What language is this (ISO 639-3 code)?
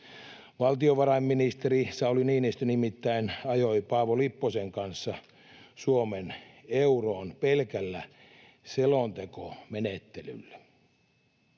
fin